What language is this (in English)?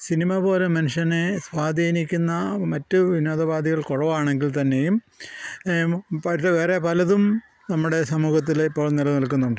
Malayalam